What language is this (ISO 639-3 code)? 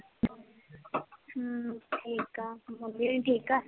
pan